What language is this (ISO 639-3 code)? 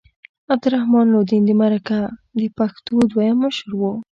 pus